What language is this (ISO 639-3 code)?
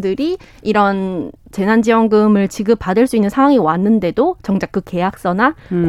kor